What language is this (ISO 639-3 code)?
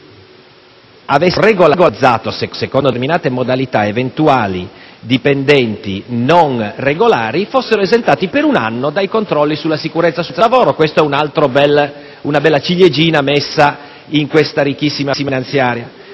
ita